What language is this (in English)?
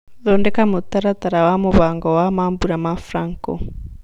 Kikuyu